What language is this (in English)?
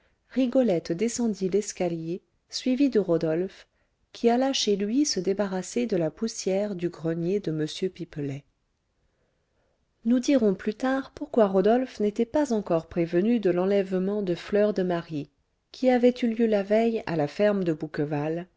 French